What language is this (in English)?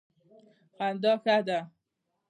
Pashto